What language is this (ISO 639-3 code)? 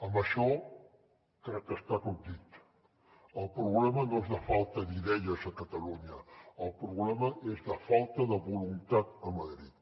cat